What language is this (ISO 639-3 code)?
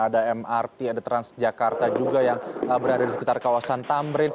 ind